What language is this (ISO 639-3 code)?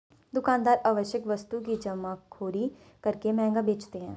hin